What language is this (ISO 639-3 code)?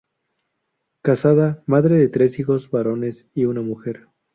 spa